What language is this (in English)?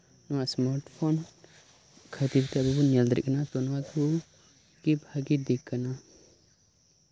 Santali